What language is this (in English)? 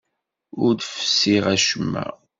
Kabyle